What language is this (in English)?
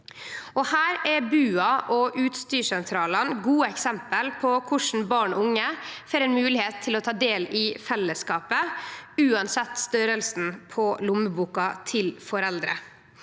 Norwegian